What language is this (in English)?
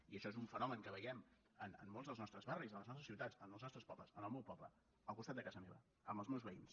Catalan